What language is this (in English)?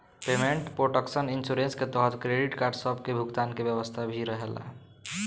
Bhojpuri